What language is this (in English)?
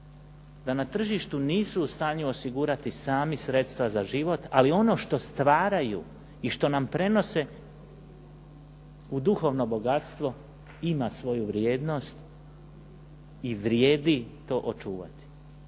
Croatian